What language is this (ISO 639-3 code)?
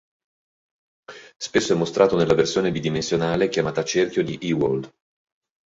ita